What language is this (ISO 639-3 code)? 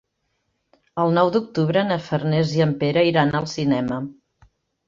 cat